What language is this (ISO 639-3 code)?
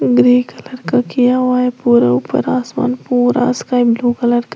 hin